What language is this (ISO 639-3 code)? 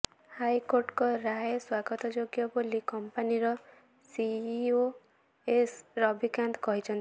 ori